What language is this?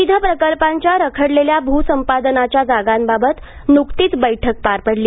Marathi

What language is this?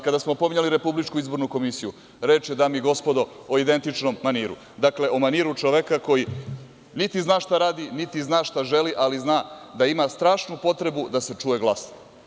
Serbian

